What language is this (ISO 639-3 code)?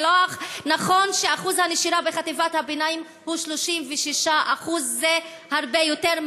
heb